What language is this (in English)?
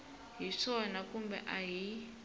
Tsonga